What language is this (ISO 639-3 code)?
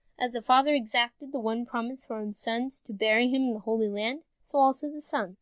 eng